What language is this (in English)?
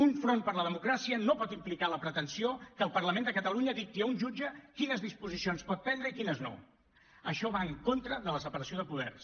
Catalan